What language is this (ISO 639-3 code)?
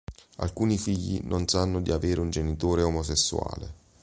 ita